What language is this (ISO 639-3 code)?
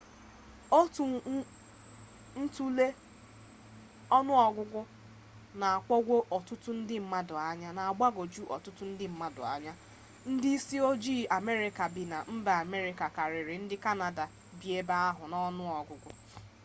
ibo